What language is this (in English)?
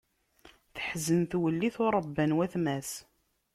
Kabyle